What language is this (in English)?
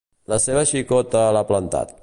Catalan